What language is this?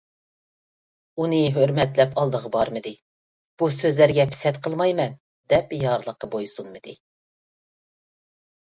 Uyghur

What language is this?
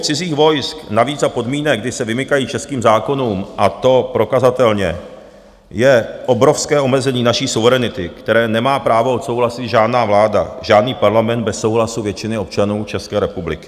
Czech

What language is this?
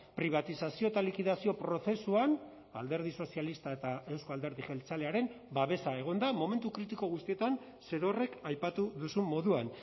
Basque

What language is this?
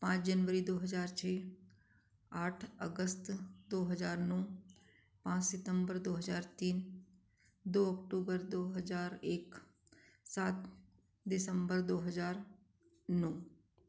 Hindi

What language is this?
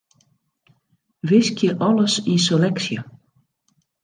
Western Frisian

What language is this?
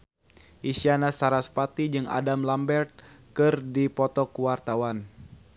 Sundanese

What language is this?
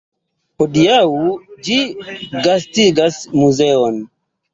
Esperanto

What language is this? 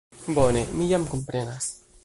Esperanto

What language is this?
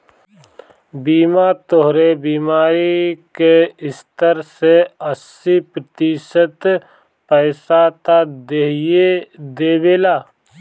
Bhojpuri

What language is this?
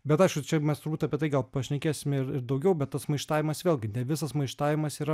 Lithuanian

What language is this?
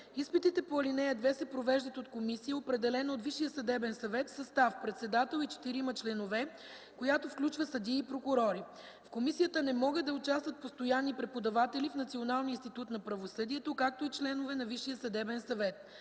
Bulgarian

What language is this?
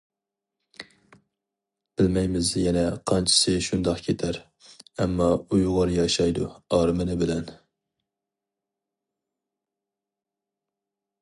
Uyghur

